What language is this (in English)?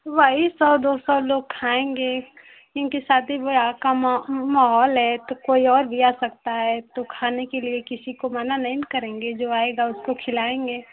Hindi